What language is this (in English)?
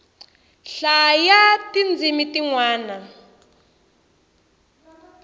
Tsonga